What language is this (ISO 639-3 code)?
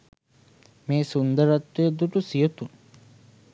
sin